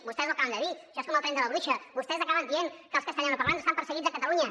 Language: Catalan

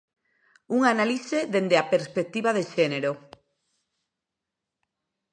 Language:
Galician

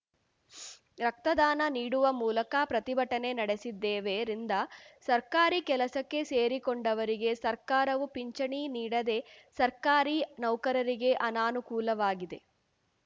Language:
Kannada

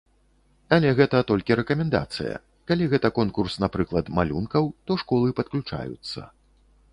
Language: Belarusian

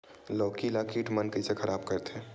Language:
Chhattisgarhi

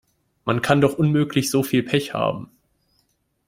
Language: German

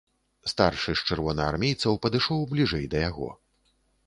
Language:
Belarusian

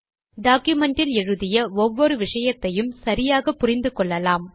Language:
Tamil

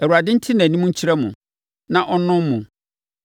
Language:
Akan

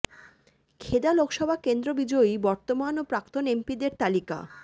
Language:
Bangla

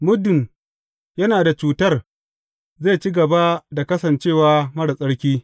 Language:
Hausa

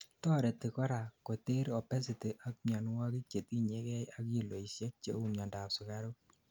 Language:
Kalenjin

